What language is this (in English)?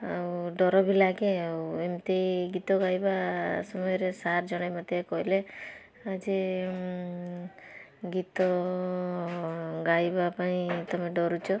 Odia